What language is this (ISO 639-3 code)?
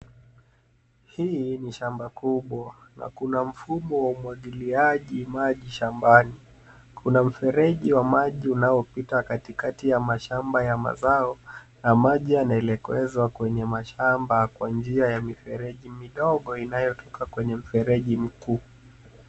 swa